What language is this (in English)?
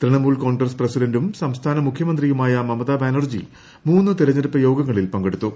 Malayalam